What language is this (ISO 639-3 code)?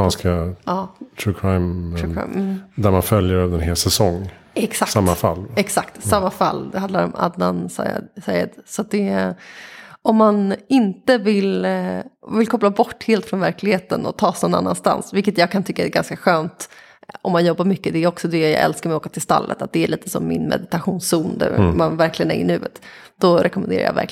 swe